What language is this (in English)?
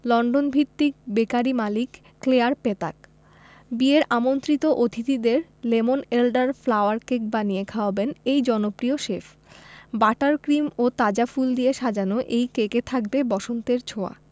Bangla